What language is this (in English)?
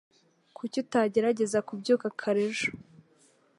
Kinyarwanda